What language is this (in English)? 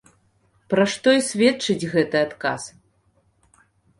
Belarusian